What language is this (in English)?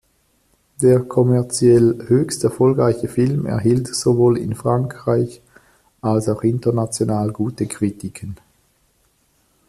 German